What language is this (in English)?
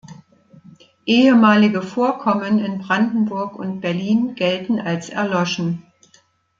German